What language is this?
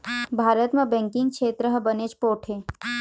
Chhattisgarhi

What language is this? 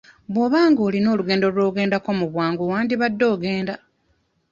Ganda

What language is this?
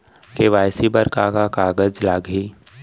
Chhattisgarhi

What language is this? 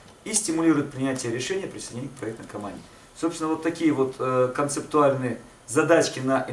Russian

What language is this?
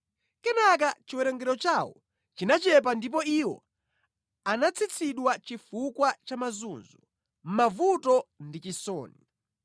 Nyanja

